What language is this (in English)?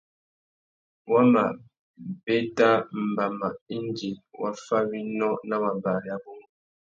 Tuki